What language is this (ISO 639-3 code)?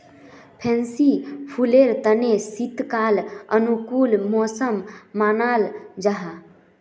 mag